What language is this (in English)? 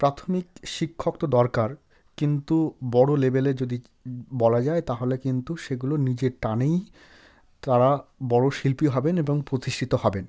Bangla